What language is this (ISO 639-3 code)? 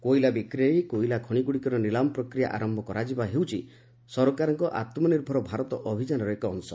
ori